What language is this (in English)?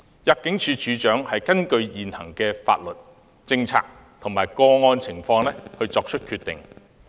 Cantonese